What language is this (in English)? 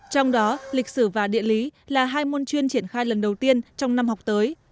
Vietnamese